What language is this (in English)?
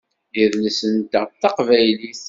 Kabyle